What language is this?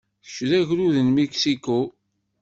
Kabyle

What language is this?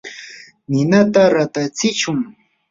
Yanahuanca Pasco Quechua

